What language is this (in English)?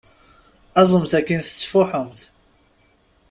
Kabyle